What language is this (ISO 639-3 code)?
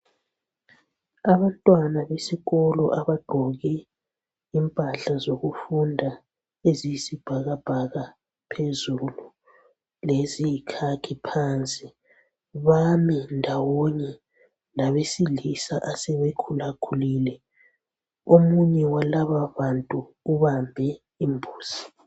nde